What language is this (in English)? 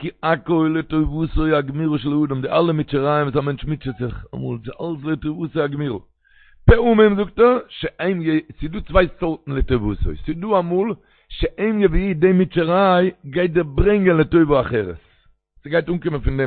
Hebrew